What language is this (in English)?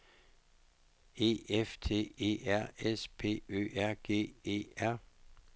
Danish